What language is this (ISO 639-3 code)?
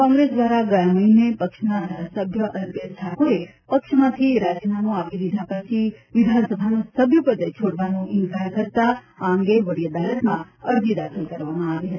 guj